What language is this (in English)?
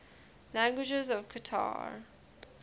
English